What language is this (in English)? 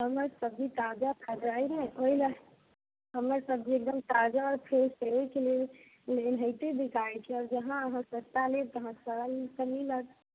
Maithili